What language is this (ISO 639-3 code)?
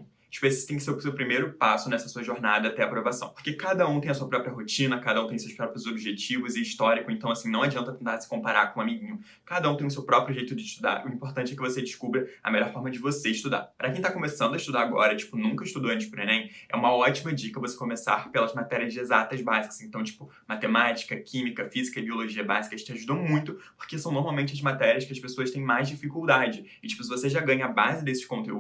por